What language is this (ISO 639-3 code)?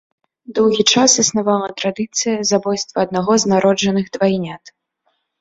bel